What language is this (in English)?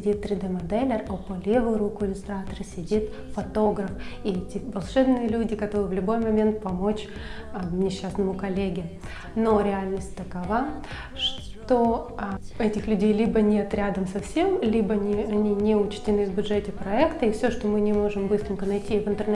Russian